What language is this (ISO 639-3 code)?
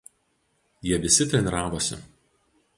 lit